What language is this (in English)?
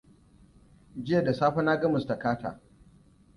Hausa